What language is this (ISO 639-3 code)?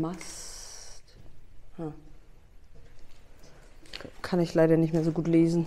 deu